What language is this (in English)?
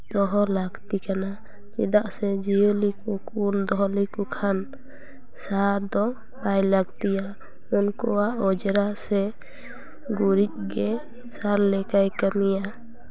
Santali